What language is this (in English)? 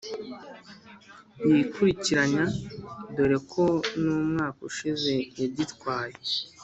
Kinyarwanda